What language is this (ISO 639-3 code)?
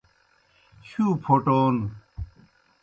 plk